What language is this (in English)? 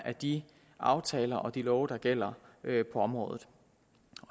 Danish